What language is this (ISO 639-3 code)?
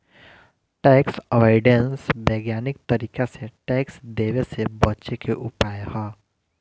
bho